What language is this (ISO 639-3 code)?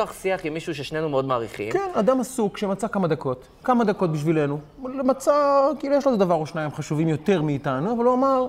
heb